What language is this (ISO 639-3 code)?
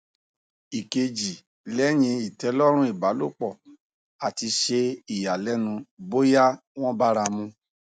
yor